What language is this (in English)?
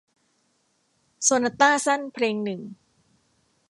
Thai